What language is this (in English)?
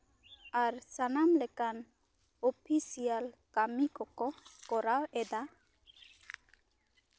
Santali